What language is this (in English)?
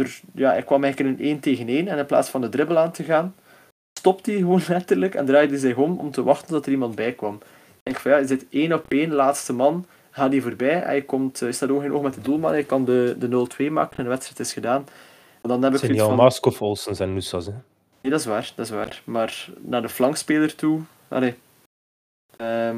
Dutch